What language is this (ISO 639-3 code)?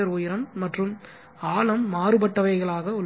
tam